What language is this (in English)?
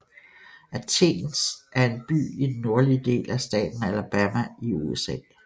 Danish